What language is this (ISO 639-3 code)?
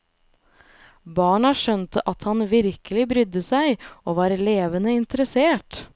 nor